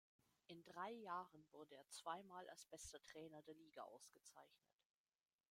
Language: German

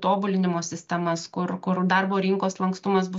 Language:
Lithuanian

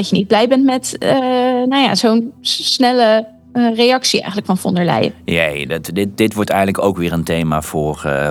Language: Dutch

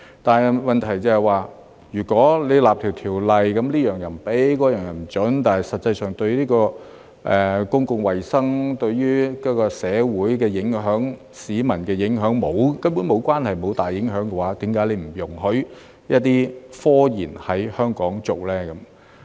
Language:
Cantonese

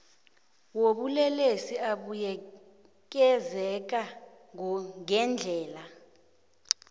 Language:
South Ndebele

